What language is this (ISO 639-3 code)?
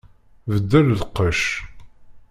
kab